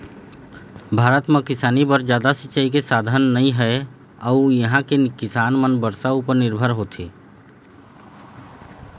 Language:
Chhattisgarhi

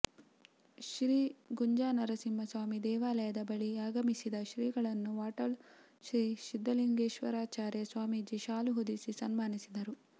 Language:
Kannada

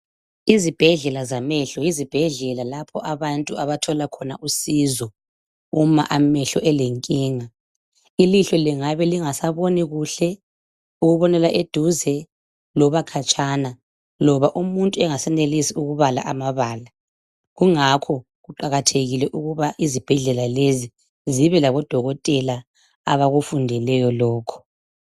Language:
North Ndebele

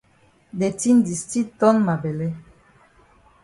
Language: Cameroon Pidgin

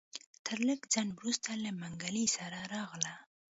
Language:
Pashto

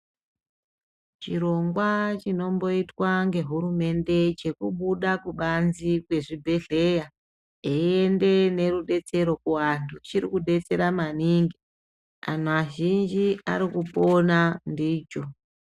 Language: Ndau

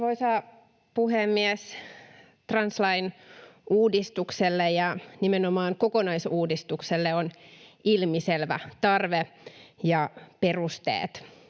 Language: Finnish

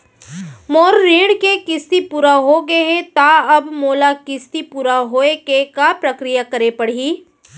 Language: Chhattisgarhi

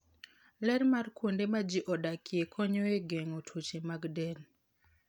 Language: Luo (Kenya and Tanzania)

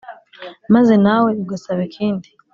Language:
Kinyarwanda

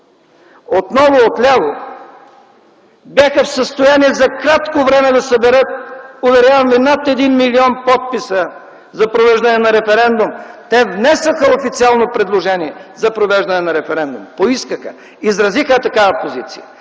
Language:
Bulgarian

